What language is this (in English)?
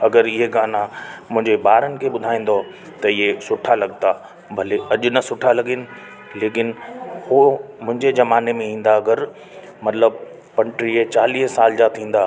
Sindhi